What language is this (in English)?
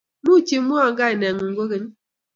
Kalenjin